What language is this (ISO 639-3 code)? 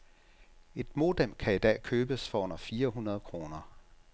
dan